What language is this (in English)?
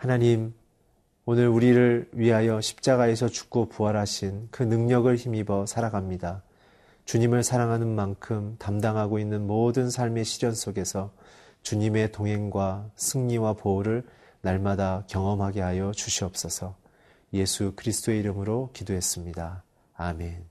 Korean